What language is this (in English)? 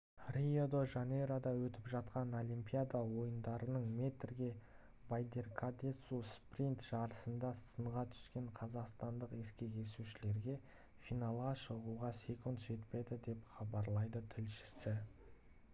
Kazakh